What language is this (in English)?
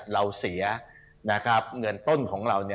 Thai